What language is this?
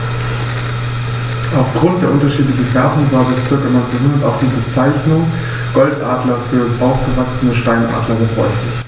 German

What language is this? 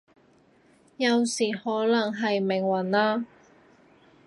Cantonese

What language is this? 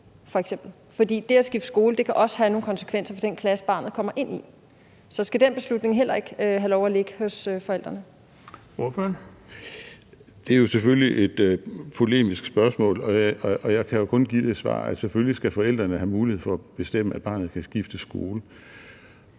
Danish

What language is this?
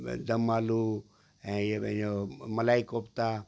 Sindhi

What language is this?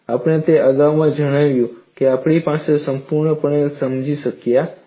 Gujarati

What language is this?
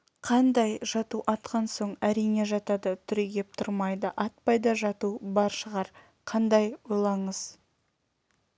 Kazakh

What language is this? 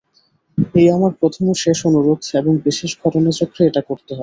Bangla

